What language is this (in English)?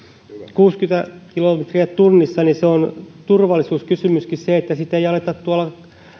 Finnish